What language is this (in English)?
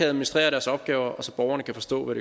Danish